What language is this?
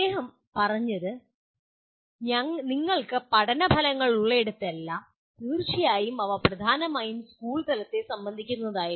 Malayalam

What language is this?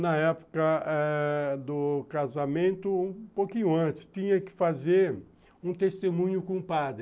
Portuguese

